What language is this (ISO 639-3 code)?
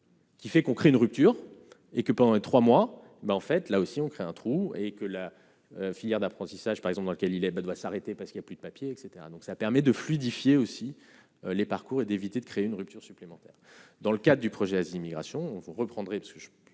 fra